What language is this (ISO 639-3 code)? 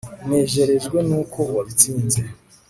kin